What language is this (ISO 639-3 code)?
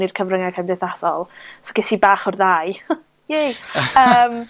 cym